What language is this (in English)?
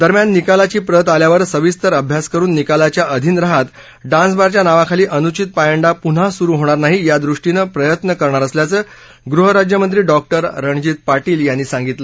Marathi